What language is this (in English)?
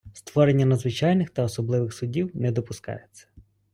Ukrainian